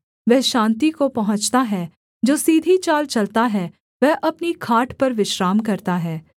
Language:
Hindi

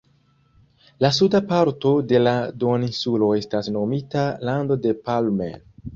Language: Esperanto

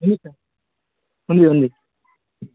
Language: Telugu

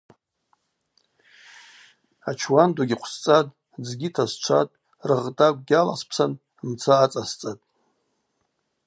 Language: Abaza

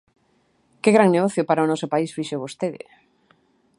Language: Galician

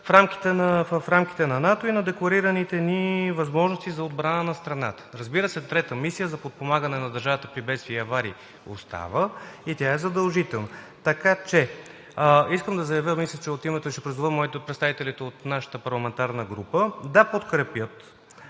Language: Bulgarian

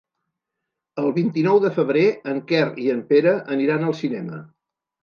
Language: Catalan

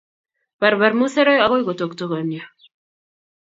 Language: Kalenjin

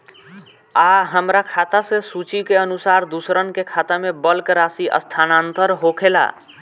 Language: Bhojpuri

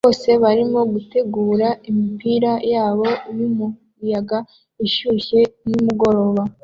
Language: Kinyarwanda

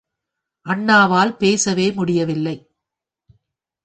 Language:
Tamil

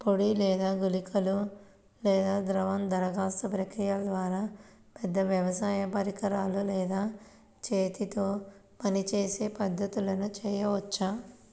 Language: Telugu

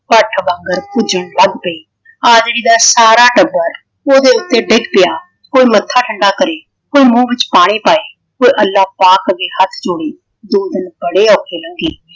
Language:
Punjabi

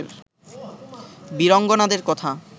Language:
Bangla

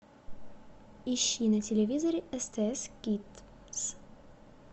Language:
Russian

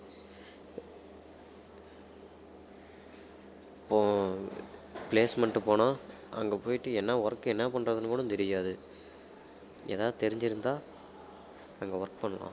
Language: Tamil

